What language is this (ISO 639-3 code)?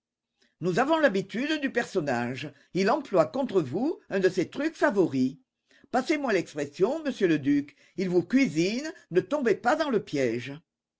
fra